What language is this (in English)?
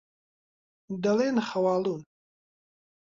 Central Kurdish